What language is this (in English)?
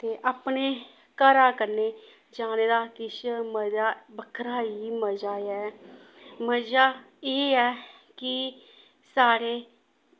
Dogri